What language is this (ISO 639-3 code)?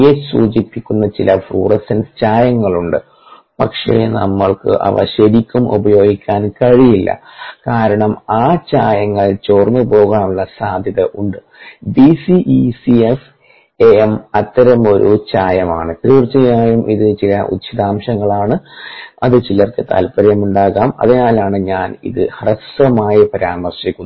mal